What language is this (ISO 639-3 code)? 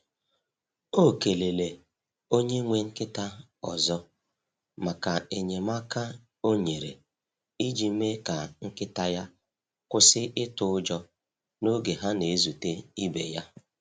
ibo